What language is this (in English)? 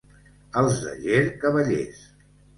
Catalan